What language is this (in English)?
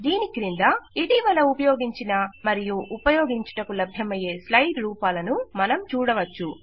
Telugu